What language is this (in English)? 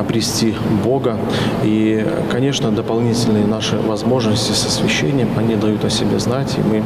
Russian